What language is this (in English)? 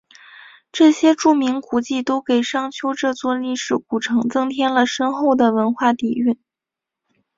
Chinese